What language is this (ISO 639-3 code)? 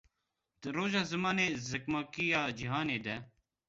kur